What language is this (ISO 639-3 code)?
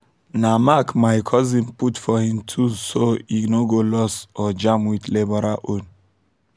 pcm